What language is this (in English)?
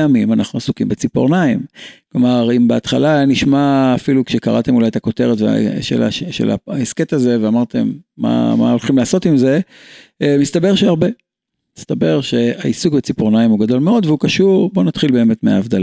Hebrew